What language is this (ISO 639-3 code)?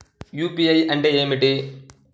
tel